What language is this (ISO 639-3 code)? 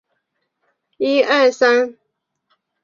zho